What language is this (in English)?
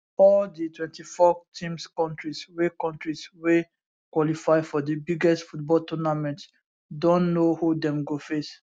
Nigerian Pidgin